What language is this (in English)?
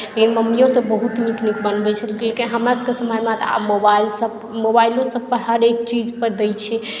Maithili